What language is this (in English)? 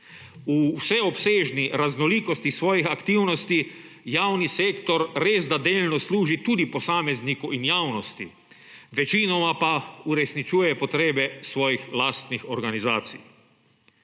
Slovenian